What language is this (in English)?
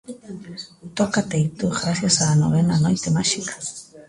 Galician